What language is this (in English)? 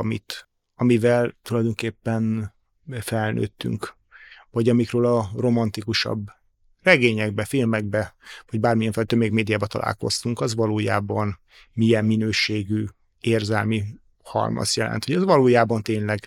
Hungarian